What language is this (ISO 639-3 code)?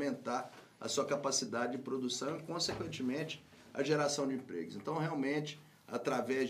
por